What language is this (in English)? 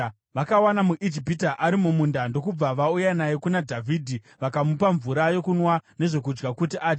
Shona